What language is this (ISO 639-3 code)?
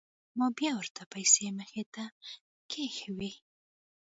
pus